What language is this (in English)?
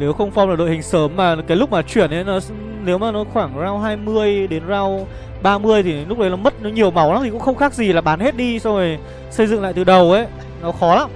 Vietnamese